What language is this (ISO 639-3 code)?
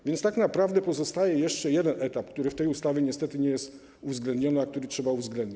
pol